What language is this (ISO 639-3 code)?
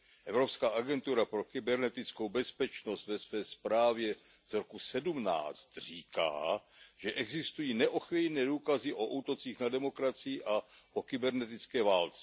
ces